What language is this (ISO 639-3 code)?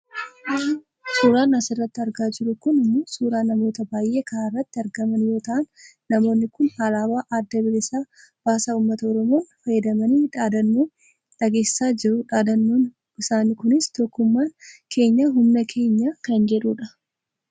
orm